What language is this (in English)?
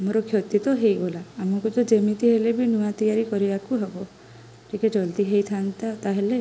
Odia